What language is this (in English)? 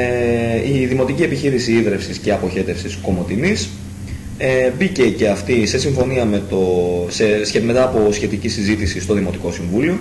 Greek